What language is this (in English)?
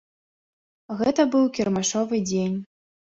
Belarusian